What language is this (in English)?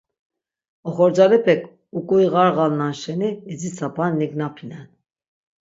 Laz